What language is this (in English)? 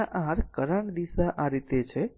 Gujarati